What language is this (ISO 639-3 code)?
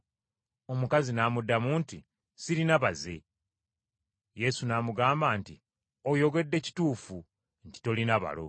lug